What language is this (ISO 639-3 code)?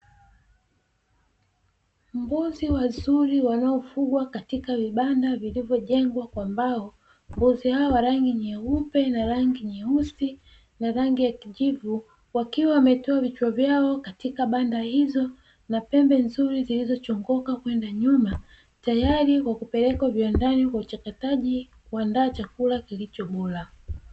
swa